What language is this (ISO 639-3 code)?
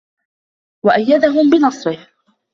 ara